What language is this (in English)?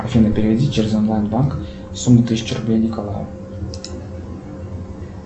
Russian